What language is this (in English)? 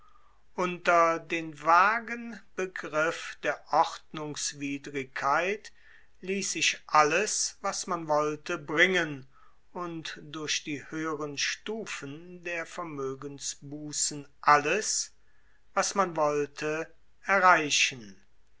German